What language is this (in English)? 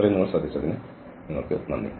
Malayalam